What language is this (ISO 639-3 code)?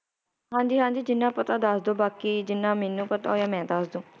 pan